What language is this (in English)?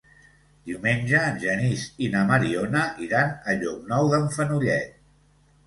Catalan